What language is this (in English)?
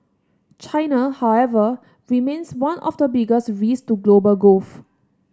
English